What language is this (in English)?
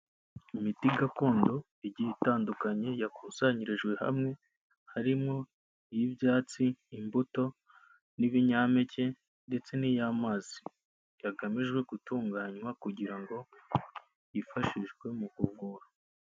Kinyarwanda